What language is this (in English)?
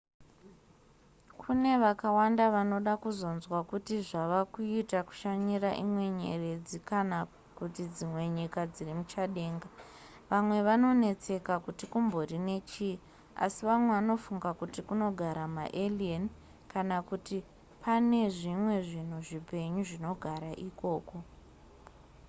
Shona